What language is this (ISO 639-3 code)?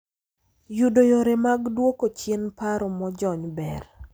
luo